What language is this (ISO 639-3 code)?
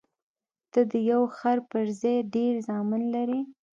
pus